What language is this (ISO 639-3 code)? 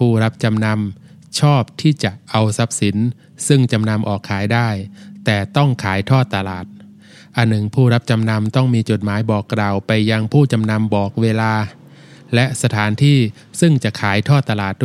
tha